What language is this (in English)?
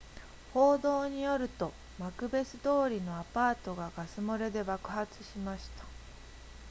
Japanese